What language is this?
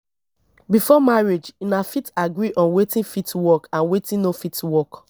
Nigerian Pidgin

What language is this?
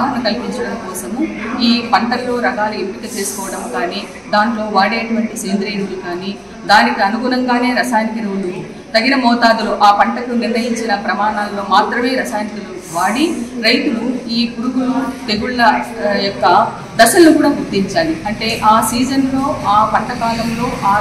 Telugu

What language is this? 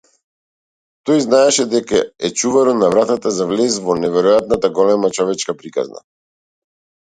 Macedonian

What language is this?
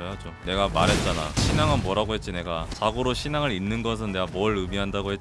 Korean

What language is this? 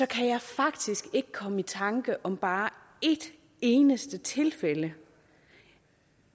Danish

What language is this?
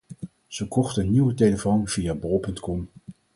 Dutch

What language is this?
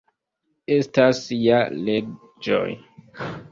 Esperanto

